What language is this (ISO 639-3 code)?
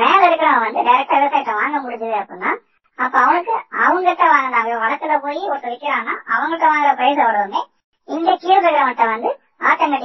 tam